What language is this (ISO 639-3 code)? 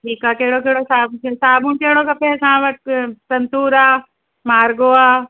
snd